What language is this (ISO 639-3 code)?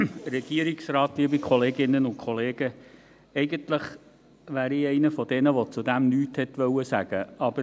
gsw